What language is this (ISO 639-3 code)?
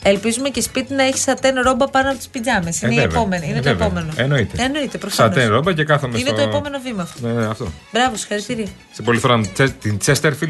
ell